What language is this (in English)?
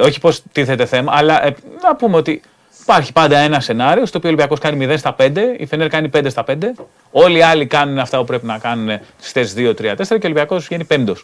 Greek